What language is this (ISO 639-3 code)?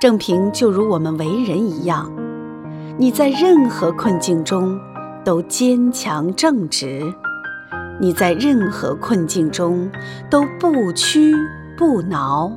zho